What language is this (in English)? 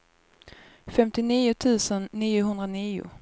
Swedish